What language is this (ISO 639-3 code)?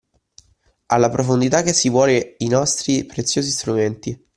ita